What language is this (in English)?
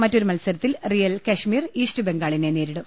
Malayalam